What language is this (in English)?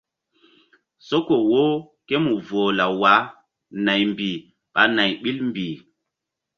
Mbum